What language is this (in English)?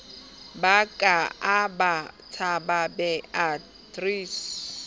Southern Sotho